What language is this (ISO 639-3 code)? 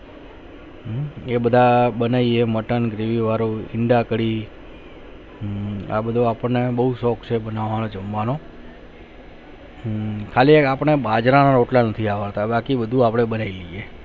guj